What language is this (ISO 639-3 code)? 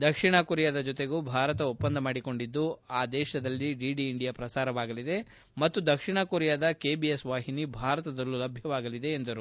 kan